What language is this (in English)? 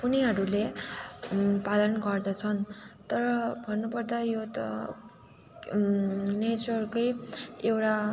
Nepali